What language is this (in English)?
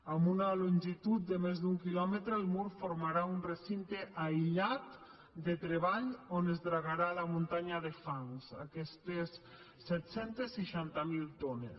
Catalan